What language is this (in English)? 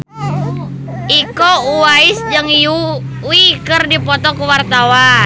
Sundanese